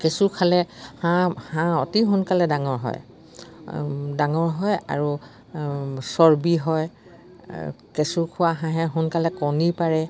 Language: Assamese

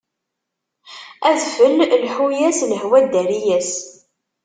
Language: Kabyle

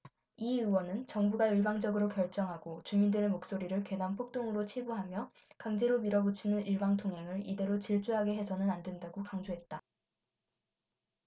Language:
Korean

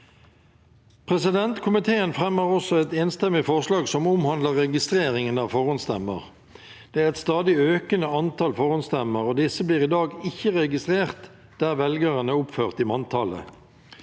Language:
Norwegian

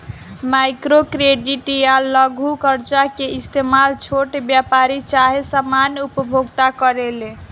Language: Bhojpuri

